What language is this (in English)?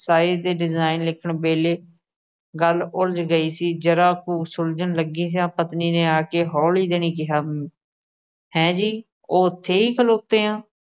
Punjabi